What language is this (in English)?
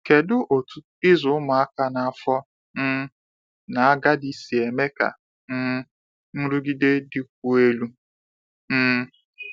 Igbo